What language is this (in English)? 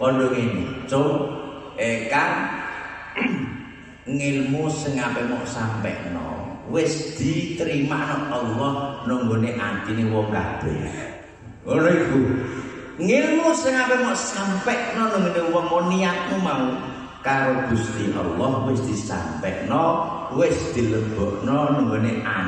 Indonesian